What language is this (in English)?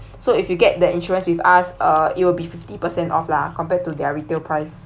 English